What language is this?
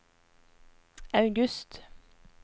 Norwegian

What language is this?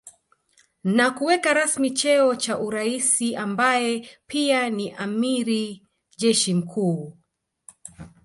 Swahili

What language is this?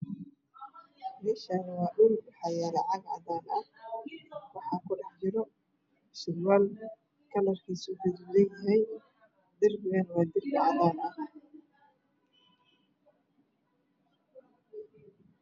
Somali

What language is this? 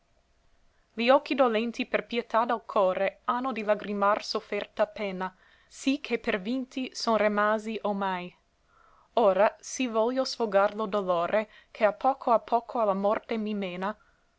Italian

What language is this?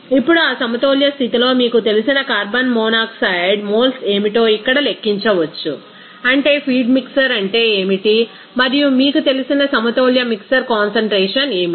Telugu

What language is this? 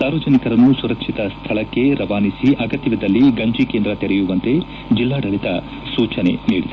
Kannada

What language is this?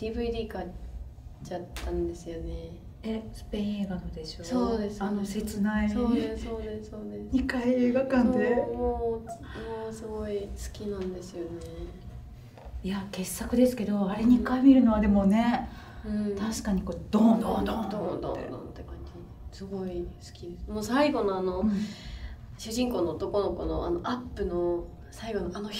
Japanese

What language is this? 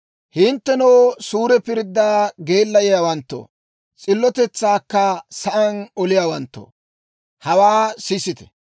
Dawro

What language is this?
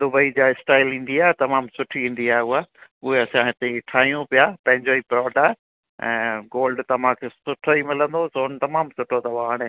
Sindhi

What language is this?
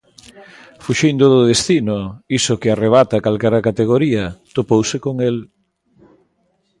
Galician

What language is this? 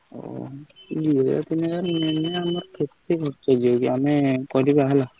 Odia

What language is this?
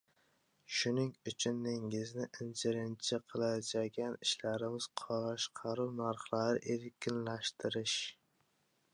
Uzbek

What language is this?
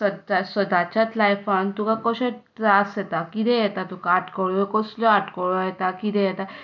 Konkani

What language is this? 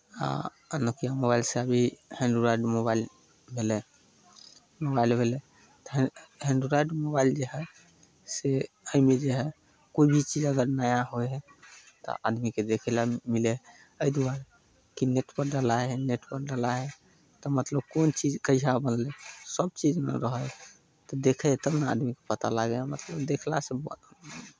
Maithili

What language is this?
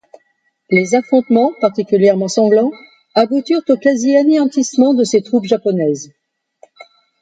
French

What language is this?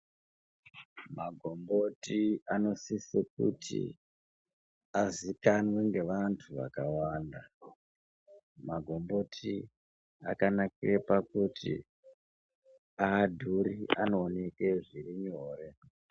Ndau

